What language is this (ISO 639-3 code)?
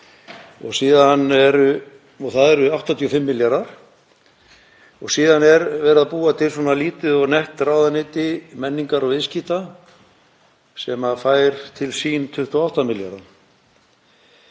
isl